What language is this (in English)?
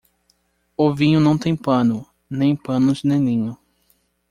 Portuguese